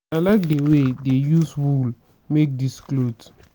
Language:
Nigerian Pidgin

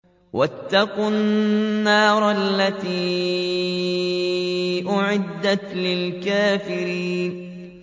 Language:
Arabic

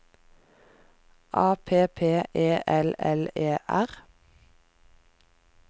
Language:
Norwegian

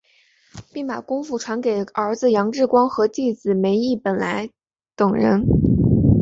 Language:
Chinese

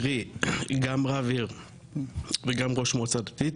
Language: Hebrew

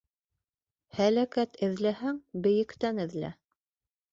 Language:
Bashkir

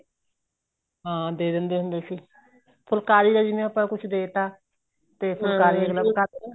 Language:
Punjabi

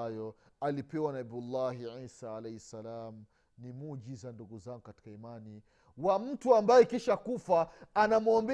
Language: Swahili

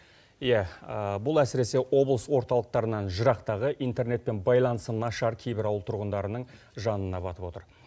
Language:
Kazakh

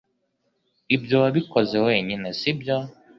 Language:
Kinyarwanda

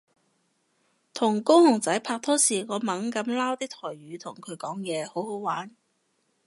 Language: Cantonese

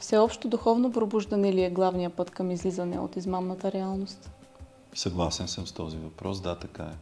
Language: Bulgarian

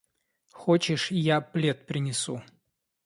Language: Russian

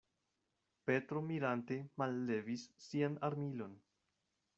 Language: Esperanto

